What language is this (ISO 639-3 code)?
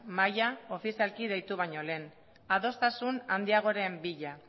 eus